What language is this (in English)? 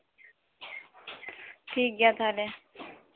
Santali